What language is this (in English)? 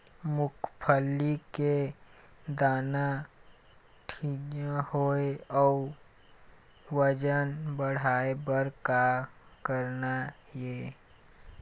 Chhattisgarhi